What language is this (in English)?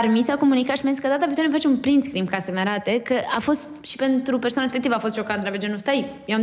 Romanian